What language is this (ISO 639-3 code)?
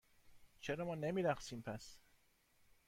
fas